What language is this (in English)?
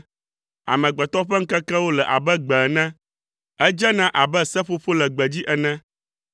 Ewe